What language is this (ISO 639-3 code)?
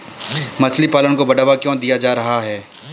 hin